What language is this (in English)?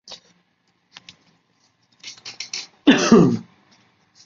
Chinese